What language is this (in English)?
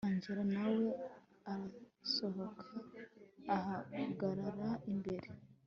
Kinyarwanda